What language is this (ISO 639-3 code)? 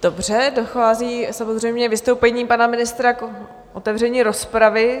ces